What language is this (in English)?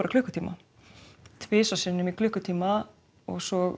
Icelandic